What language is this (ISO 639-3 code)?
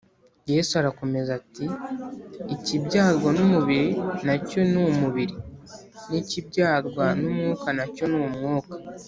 kin